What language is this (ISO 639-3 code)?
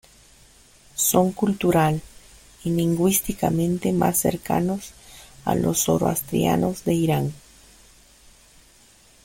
spa